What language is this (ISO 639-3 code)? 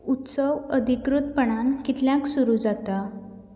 kok